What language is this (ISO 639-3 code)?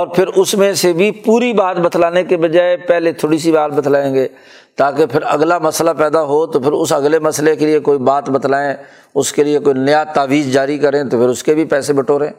urd